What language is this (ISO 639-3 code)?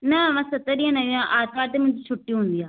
snd